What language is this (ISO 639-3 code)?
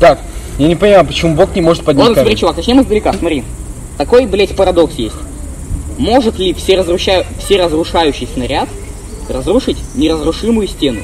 rus